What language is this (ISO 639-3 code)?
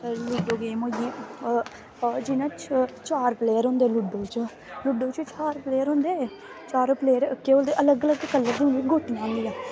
doi